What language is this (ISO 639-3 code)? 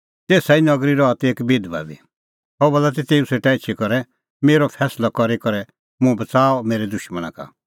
kfx